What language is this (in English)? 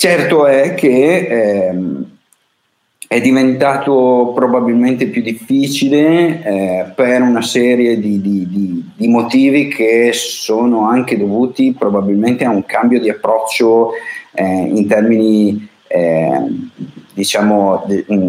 Italian